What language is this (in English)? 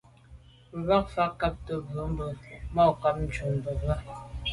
Medumba